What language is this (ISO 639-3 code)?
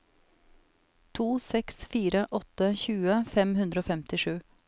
nor